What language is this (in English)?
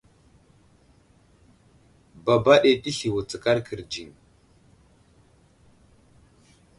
Wuzlam